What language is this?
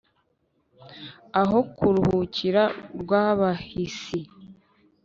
Kinyarwanda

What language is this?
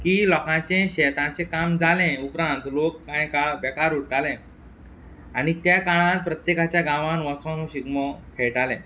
Konkani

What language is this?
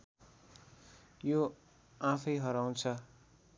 Nepali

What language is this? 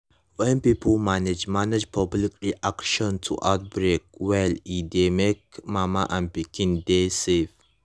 Nigerian Pidgin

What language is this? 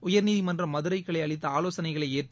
Tamil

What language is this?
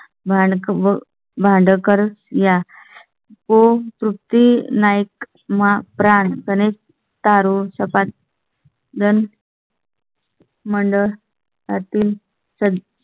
Marathi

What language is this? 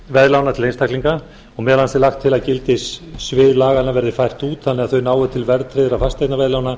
Icelandic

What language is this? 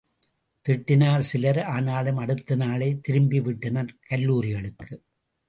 Tamil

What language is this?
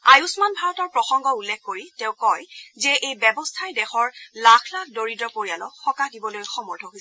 Assamese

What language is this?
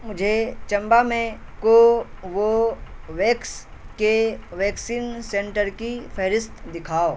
Urdu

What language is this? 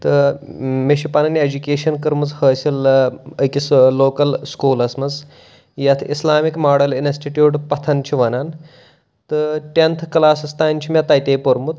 Kashmiri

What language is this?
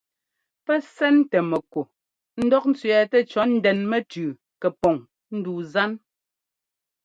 Ngomba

